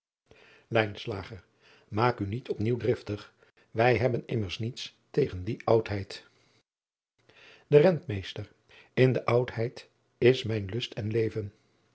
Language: Dutch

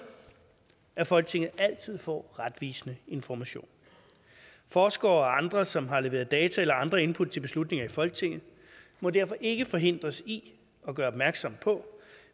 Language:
Danish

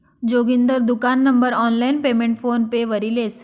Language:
Marathi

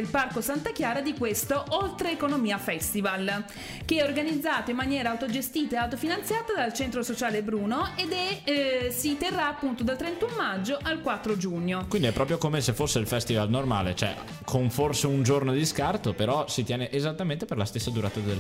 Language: Italian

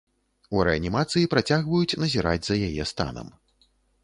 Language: Belarusian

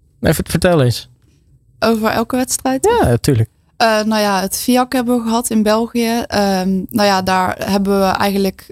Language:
Dutch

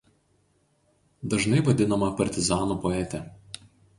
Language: Lithuanian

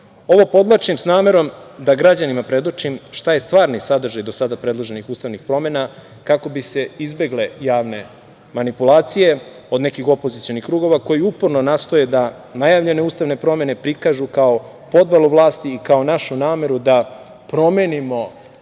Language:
Serbian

